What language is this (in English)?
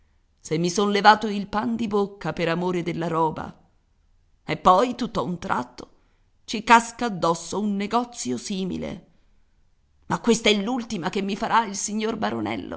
Italian